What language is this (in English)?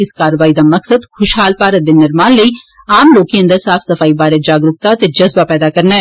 Dogri